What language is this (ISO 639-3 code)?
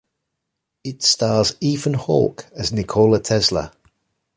eng